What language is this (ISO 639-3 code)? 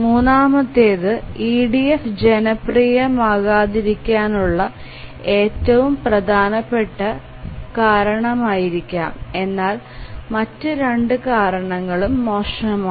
mal